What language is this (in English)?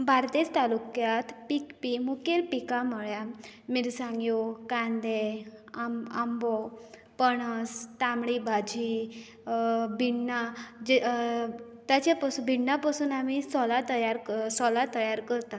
Konkani